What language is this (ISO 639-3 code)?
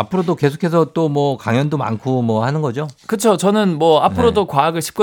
kor